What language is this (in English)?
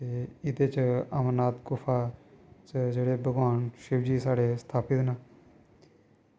Dogri